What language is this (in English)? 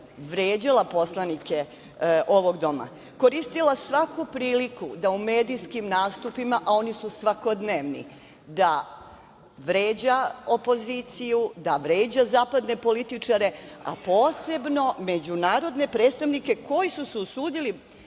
Serbian